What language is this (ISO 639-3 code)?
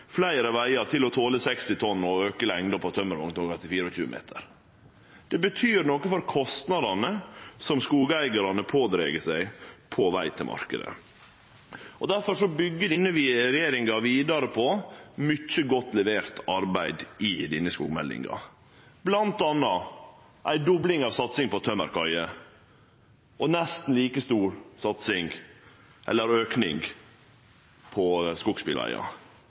nno